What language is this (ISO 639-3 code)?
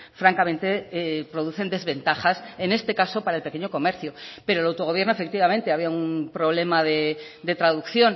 spa